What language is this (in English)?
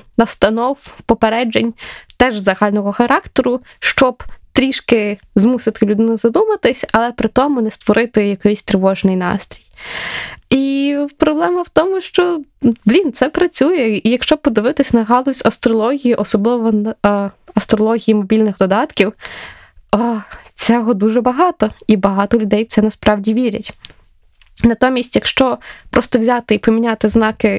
Ukrainian